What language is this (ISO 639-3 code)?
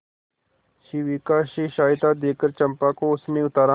hin